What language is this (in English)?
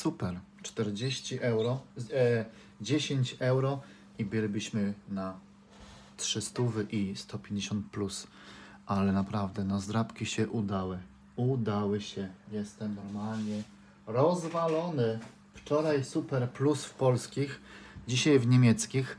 Polish